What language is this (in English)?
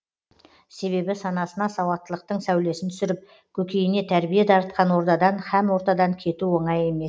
Kazakh